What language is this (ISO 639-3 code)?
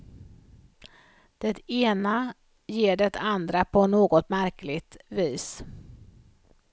swe